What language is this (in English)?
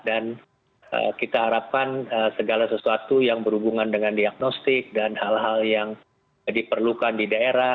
Indonesian